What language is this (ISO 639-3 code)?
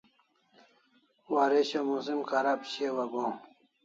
kls